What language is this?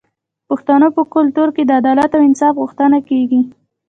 Pashto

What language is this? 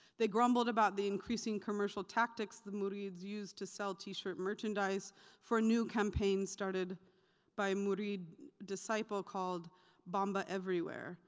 English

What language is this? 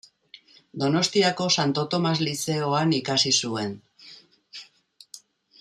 Basque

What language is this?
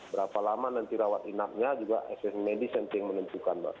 Indonesian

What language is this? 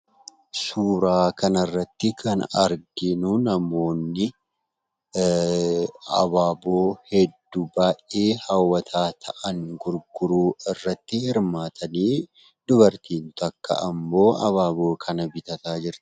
Oromo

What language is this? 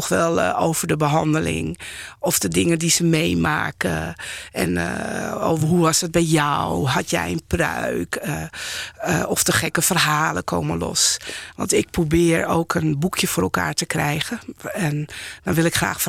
Dutch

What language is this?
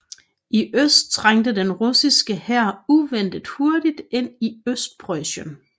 Danish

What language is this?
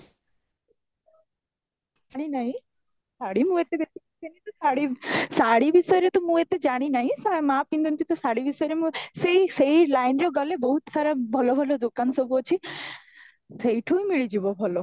Odia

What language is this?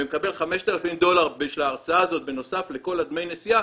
Hebrew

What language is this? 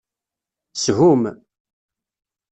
Kabyle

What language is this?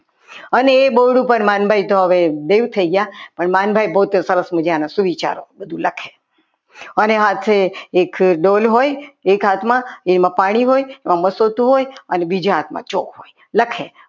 Gujarati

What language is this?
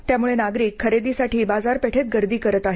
Marathi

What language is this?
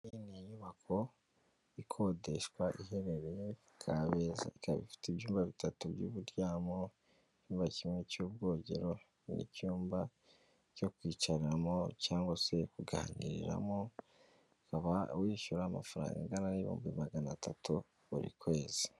Kinyarwanda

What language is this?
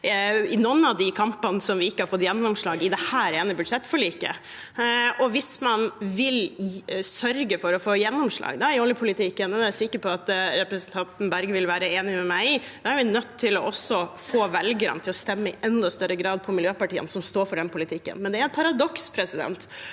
Norwegian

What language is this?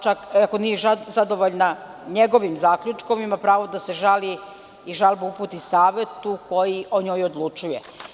Serbian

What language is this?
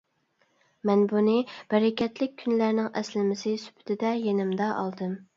Uyghur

